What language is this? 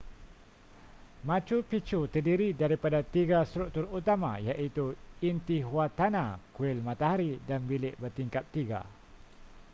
Malay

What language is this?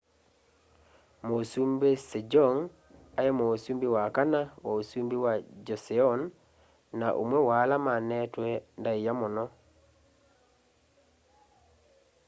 Kamba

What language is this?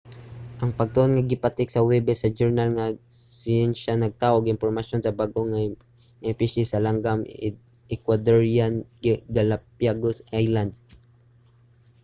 Cebuano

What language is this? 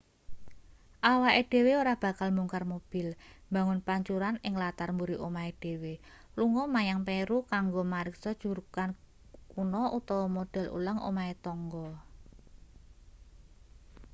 Javanese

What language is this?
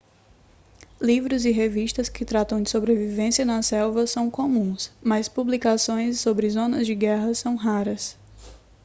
Portuguese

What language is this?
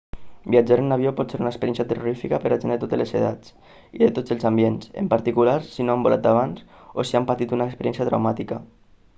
Catalan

